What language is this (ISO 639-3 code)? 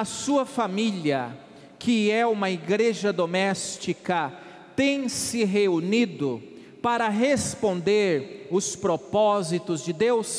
por